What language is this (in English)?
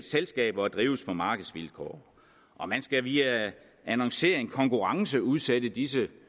Danish